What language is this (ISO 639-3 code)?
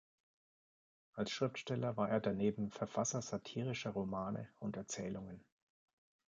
deu